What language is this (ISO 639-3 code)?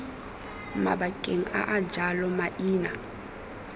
tsn